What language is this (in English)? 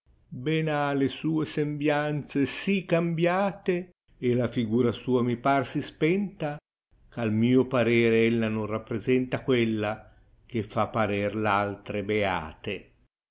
Italian